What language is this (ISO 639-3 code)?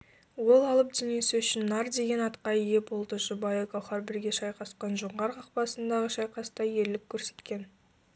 kaz